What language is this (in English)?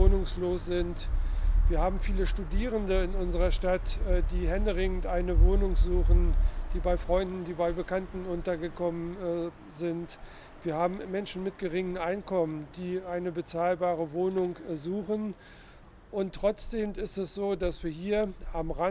German